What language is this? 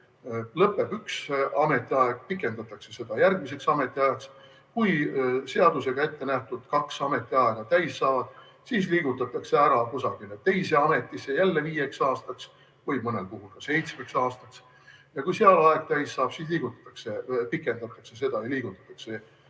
Estonian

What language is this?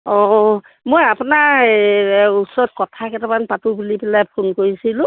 Assamese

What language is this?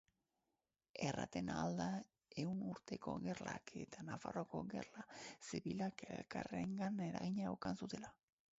Basque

